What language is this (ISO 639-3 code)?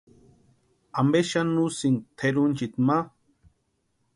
pua